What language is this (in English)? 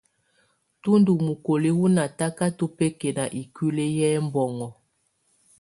Tunen